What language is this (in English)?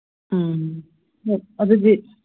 Manipuri